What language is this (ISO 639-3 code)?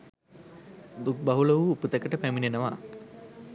sin